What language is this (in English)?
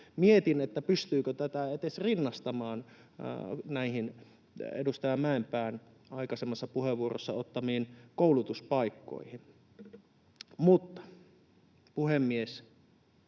Finnish